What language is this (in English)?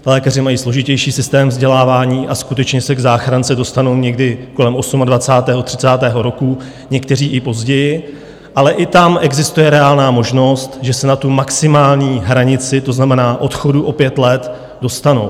Czech